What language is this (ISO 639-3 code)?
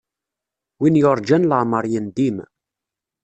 kab